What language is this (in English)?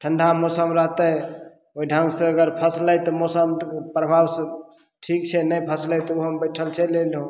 Maithili